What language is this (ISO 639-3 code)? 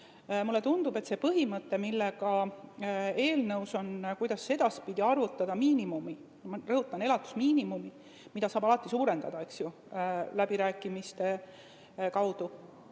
est